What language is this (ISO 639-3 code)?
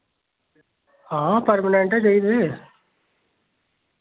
doi